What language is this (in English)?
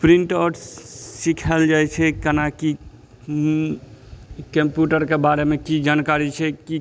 Maithili